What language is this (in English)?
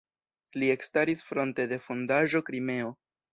Esperanto